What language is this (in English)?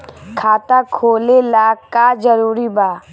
Bhojpuri